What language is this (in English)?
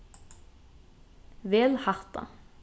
Faroese